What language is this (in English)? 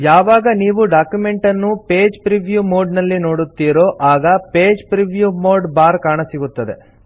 Kannada